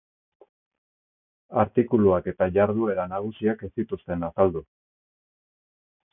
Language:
Basque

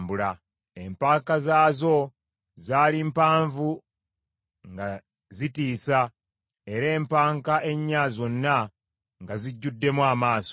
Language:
Ganda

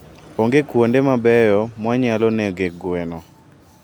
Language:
Luo (Kenya and Tanzania)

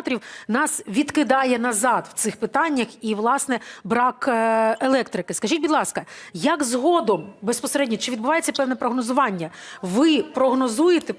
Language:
Ukrainian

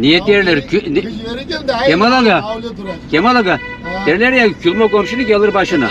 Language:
Turkish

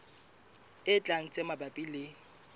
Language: Southern Sotho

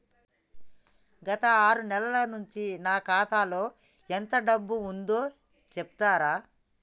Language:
Telugu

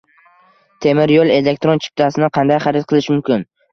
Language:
Uzbek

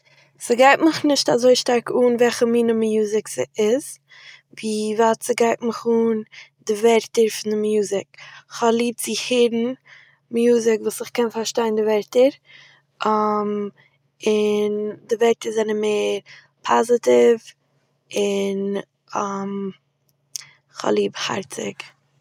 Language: Yiddish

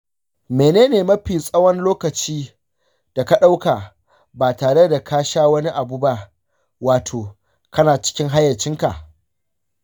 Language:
Hausa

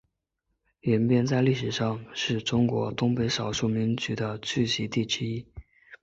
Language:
Chinese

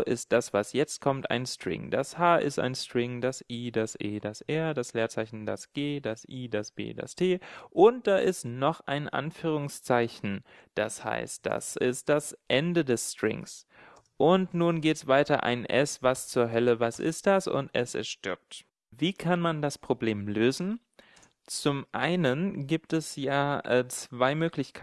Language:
German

